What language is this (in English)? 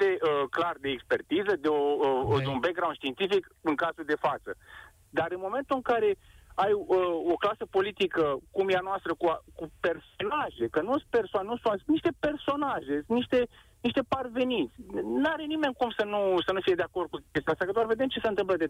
Romanian